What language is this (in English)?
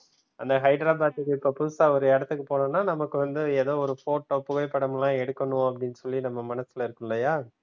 Tamil